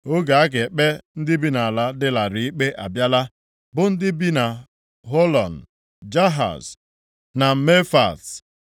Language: Igbo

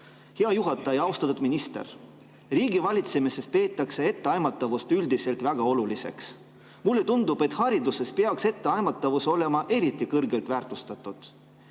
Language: Estonian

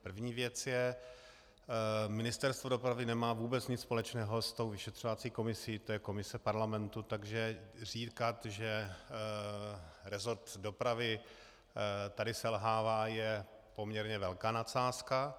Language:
Czech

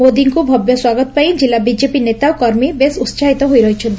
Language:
Odia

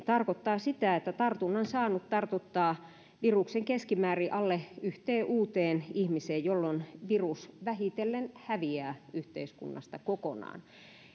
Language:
Finnish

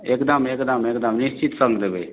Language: Maithili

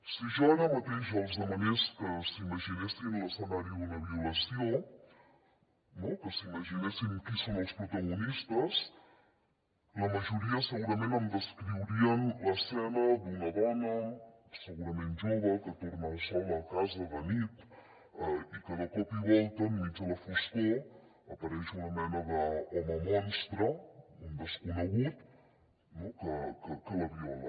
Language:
Catalan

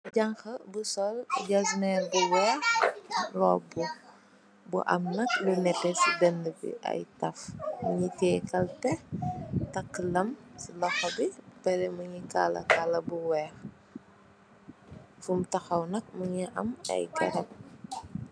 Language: Wolof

